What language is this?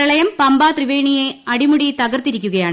Malayalam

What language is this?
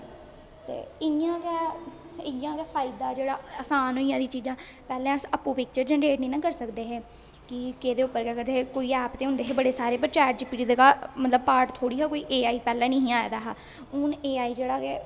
Dogri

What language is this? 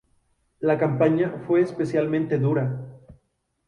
Spanish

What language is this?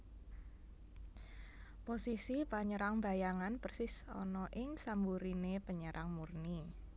Javanese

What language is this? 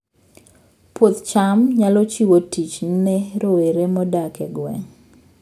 Luo (Kenya and Tanzania)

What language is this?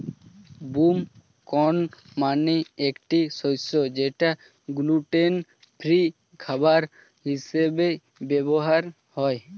Bangla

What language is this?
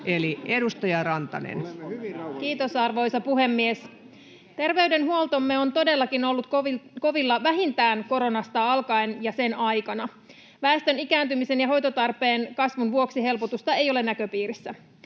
Finnish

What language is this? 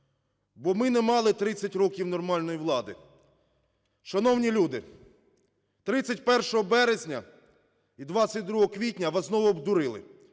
Ukrainian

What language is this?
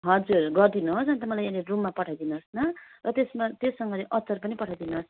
Nepali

